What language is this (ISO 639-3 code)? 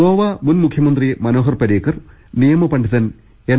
mal